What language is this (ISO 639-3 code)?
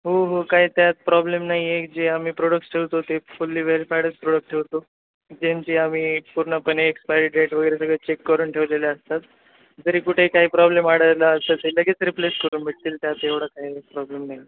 mar